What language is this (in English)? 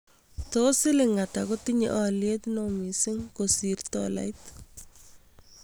Kalenjin